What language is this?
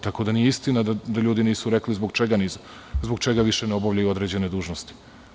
Serbian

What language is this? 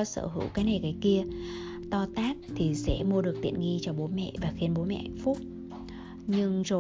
Vietnamese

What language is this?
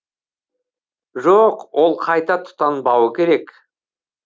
Kazakh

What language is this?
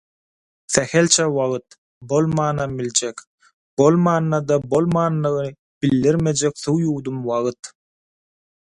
Turkmen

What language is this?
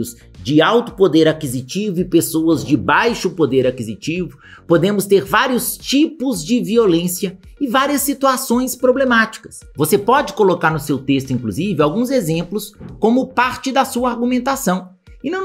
Portuguese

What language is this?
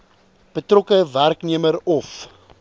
Afrikaans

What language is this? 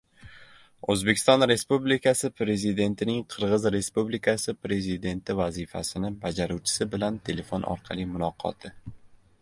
Uzbek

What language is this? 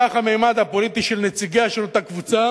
Hebrew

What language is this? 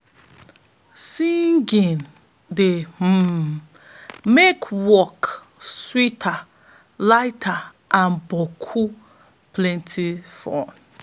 Nigerian Pidgin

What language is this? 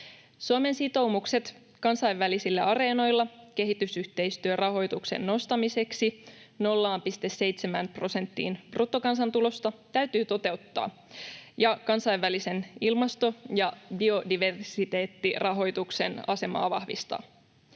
Finnish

